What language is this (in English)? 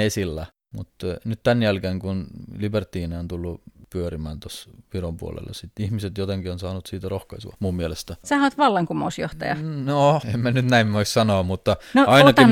Finnish